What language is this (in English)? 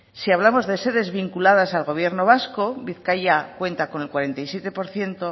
Spanish